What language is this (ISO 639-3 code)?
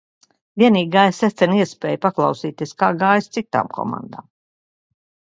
lav